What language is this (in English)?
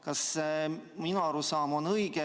Estonian